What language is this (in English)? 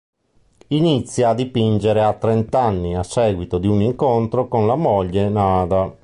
Italian